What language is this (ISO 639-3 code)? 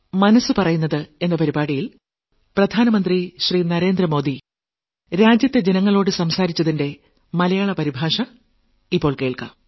mal